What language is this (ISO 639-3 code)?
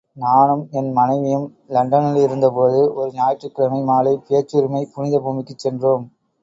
tam